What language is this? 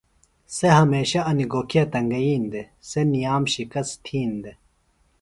Phalura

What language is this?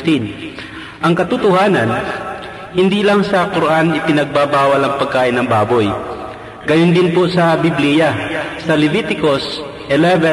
Filipino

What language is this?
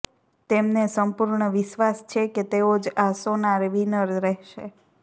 Gujarati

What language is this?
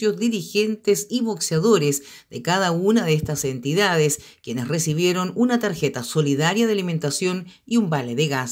Spanish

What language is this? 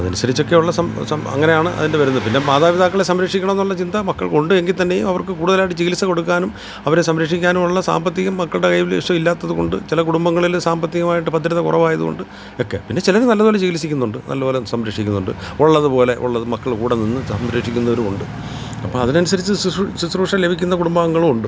Malayalam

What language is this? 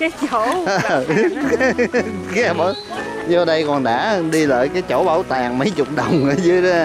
Vietnamese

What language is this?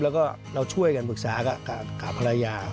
Thai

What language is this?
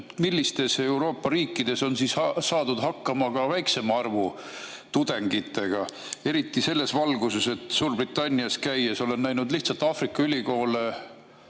Estonian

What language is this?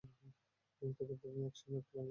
Bangla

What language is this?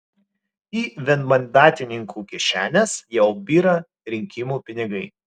Lithuanian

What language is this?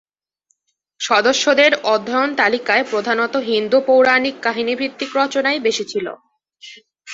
Bangla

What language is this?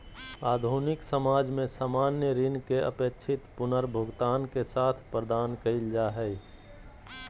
Magahi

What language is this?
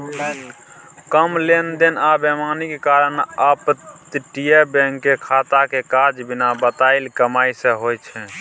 Maithili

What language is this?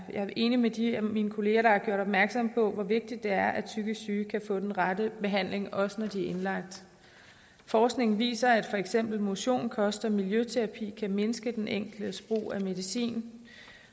Danish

